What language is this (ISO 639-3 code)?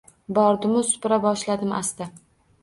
uzb